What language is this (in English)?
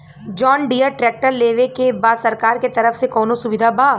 Bhojpuri